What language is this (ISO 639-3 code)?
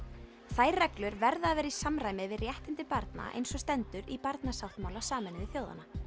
isl